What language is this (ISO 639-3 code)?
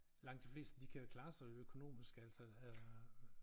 dan